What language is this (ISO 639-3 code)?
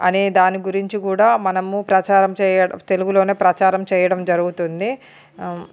tel